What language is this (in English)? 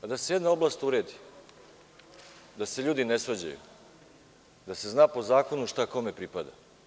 Serbian